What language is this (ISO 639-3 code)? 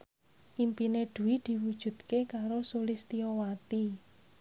jav